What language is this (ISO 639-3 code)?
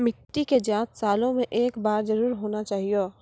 mai